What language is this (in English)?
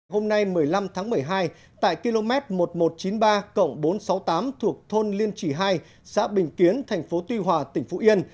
Vietnamese